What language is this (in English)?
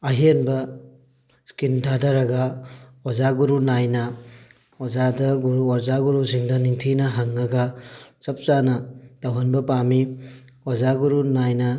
Manipuri